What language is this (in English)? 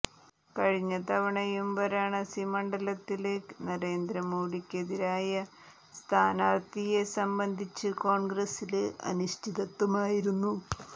Malayalam